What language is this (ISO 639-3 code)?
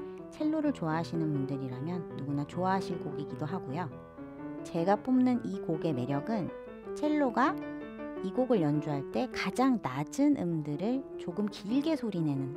kor